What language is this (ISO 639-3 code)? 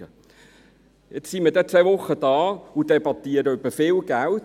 gsw